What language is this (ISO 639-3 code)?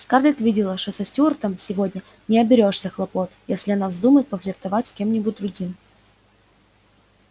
rus